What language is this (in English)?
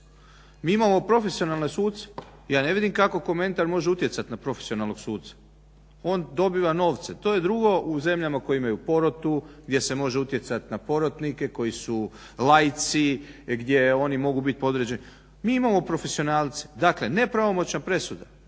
Croatian